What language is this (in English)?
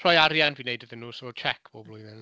Welsh